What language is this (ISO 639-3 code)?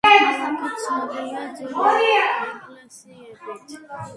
kat